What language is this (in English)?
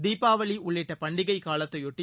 Tamil